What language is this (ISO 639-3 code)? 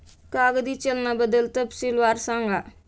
mar